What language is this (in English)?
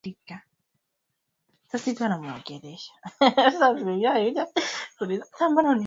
Swahili